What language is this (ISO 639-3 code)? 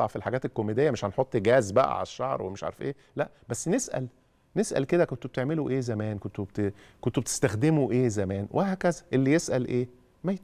ara